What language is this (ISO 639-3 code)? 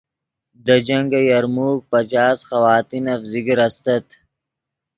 ydg